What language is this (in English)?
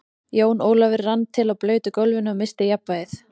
Icelandic